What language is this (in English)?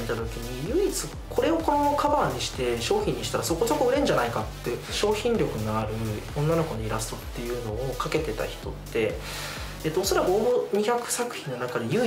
Japanese